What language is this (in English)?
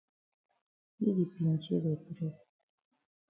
Cameroon Pidgin